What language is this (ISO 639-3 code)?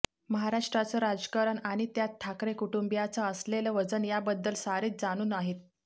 mar